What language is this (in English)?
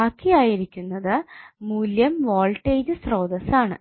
Malayalam